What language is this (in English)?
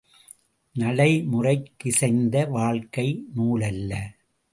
Tamil